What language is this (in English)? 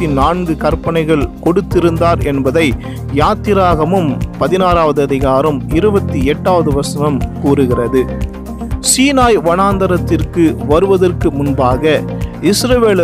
Tamil